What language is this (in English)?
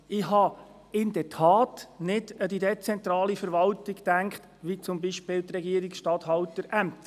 Swiss German